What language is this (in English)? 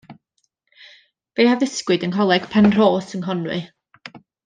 Welsh